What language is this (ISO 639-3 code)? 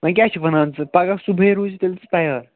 kas